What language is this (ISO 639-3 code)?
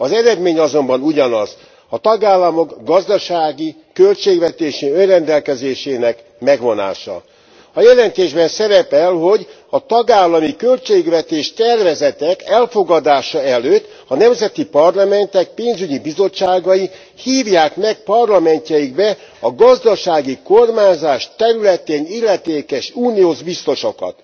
hun